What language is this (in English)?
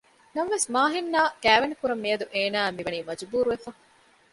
Divehi